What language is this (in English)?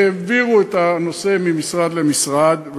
Hebrew